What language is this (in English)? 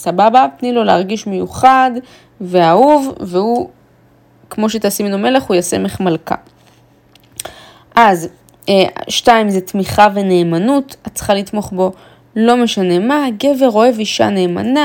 Hebrew